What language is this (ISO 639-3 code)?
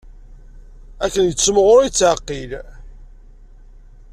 kab